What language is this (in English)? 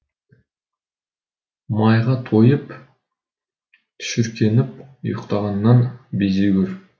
Kazakh